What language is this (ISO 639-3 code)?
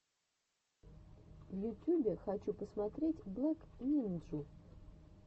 rus